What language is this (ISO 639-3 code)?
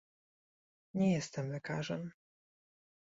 pol